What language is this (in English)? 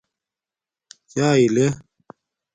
Domaaki